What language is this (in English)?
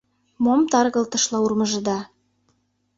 Mari